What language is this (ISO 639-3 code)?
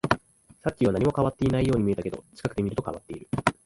jpn